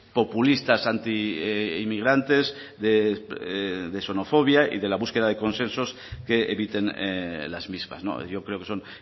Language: Spanish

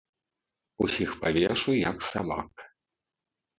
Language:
Belarusian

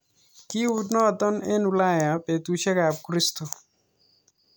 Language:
Kalenjin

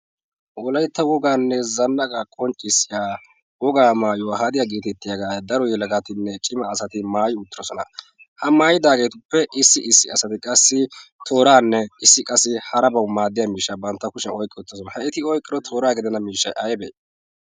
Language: Wolaytta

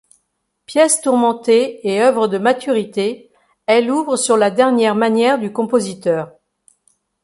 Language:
French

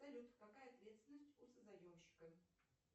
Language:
Russian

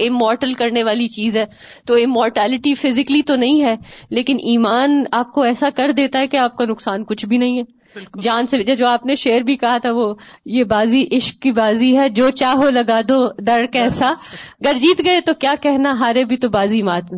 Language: Urdu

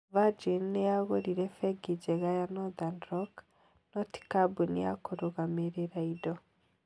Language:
Kikuyu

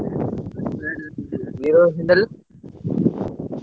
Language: Odia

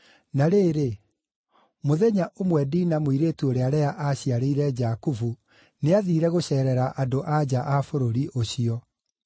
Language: Kikuyu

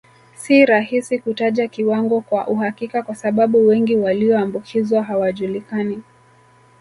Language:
Swahili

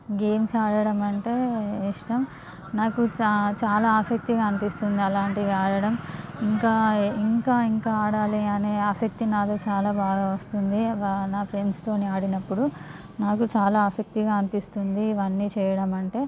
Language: Telugu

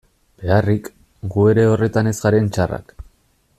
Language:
Basque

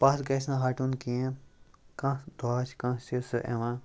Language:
Kashmiri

